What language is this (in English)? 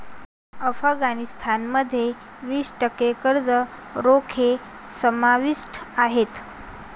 Marathi